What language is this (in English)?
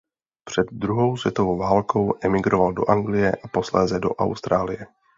Czech